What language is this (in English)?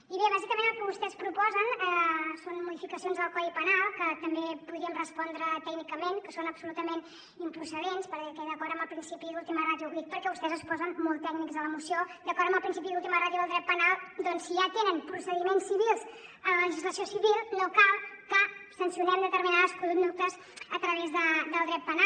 Catalan